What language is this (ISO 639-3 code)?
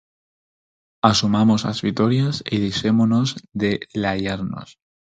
glg